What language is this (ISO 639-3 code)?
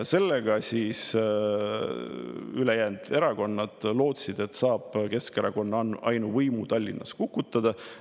est